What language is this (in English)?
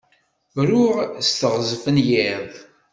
Kabyle